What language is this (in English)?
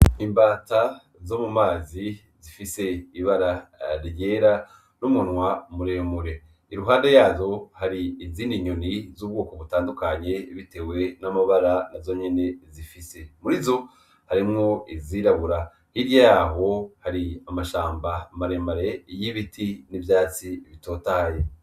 Rundi